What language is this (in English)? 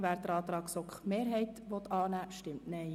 Swiss German